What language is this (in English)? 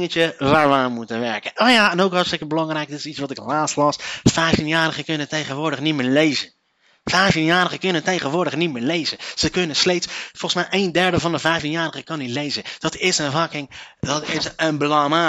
Dutch